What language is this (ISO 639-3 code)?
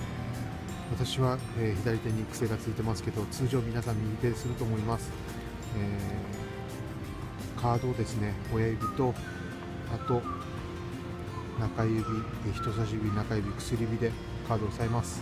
jpn